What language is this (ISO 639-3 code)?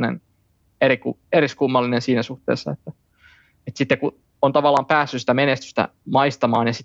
fin